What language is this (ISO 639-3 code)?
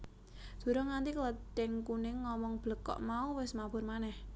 jav